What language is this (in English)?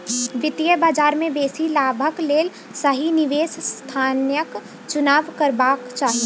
Maithili